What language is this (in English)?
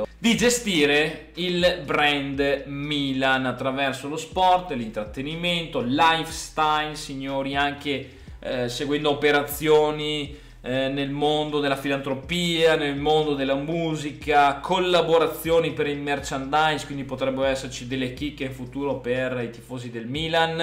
Italian